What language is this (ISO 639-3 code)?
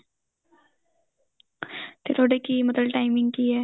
pan